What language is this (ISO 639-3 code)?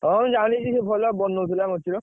ori